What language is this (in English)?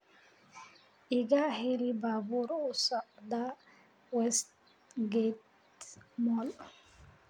Somali